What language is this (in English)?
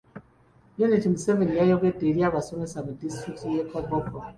Ganda